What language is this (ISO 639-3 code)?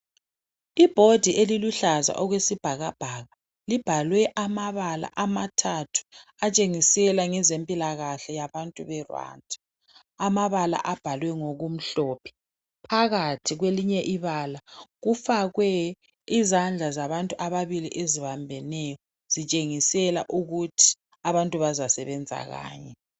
nde